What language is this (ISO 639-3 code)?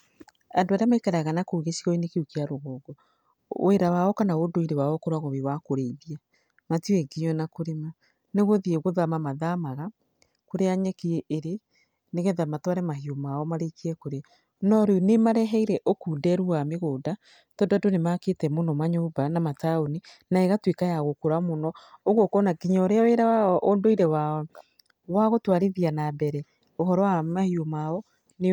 kik